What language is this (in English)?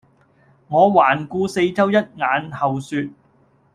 Cantonese